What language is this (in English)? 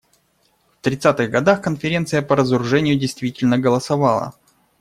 Russian